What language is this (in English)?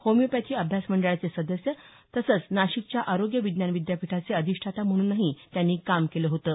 Marathi